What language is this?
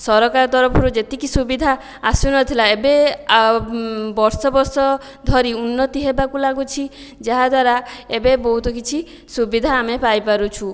Odia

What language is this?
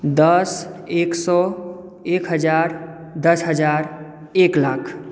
Maithili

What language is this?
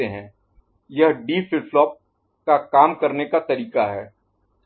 Hindi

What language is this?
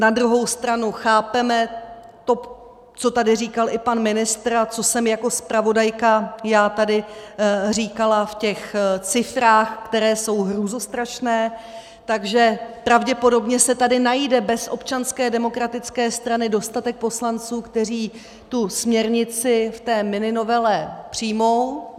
Czech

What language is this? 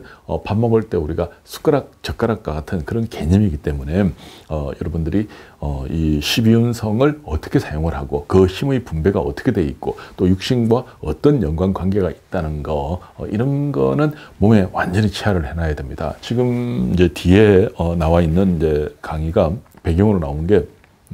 Korean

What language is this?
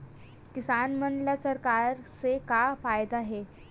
Chhattisgarhi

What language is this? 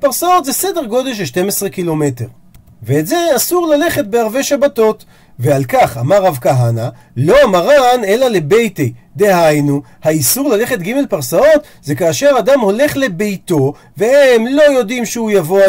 Hebrew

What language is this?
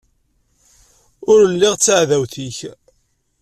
Kabyle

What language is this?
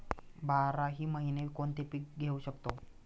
Marathi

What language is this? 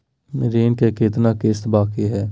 Magahi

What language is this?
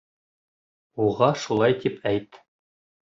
Bashkir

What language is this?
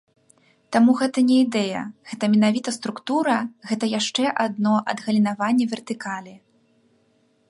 Belarusian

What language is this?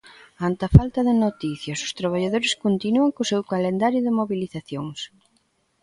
Galician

